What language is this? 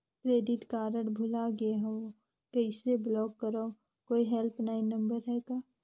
Chhattisgarhi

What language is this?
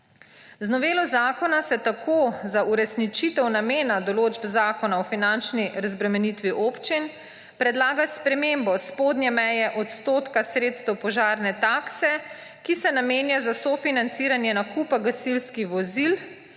Slovenian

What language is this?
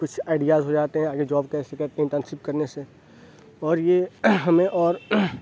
Urdu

